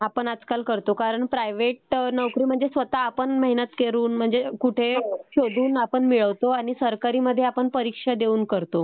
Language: Marathi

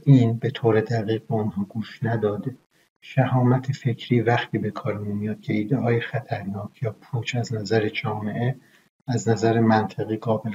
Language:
Persian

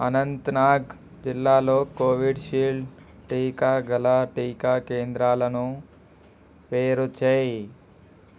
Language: Telugu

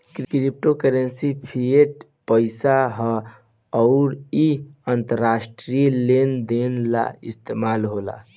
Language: Bhojpuri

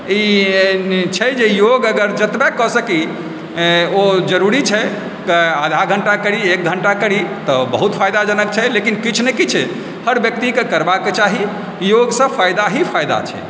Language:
Maithili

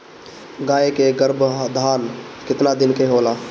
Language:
Bhojpuri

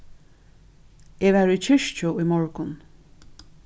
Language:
Faroese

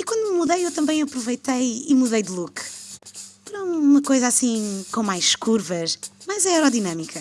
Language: Portuguese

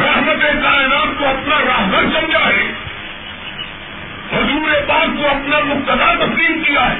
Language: Urdu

